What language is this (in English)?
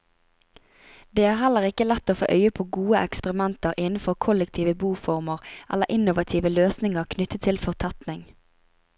Norwegian